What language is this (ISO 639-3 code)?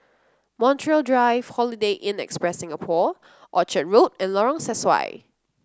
eng